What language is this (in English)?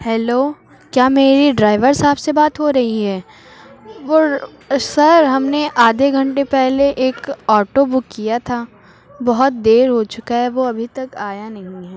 Urdu